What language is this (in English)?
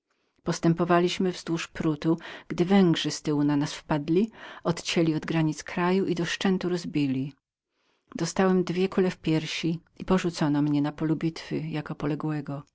Polish